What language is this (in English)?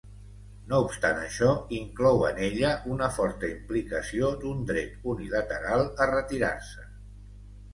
Catalan